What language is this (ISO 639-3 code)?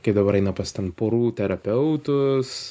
lit